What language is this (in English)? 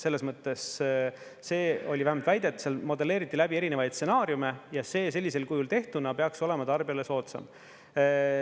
Estonian